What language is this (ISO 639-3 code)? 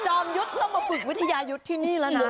tha